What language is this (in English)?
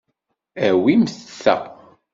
Kabyle